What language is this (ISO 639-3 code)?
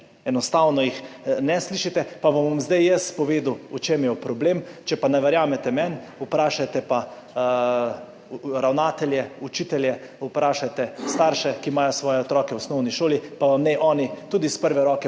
slv